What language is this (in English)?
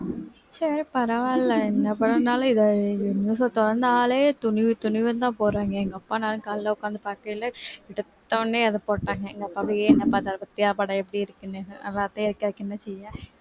Tamil